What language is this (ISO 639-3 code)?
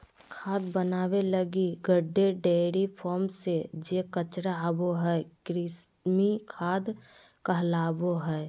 mag